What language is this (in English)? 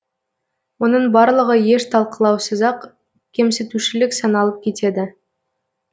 Kazakh